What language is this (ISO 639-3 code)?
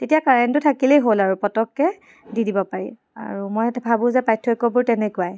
asm